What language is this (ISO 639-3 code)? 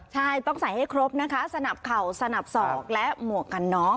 tha